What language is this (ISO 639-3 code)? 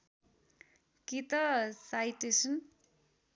nep